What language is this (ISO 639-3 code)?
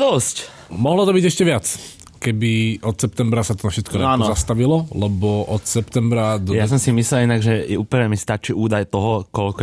slk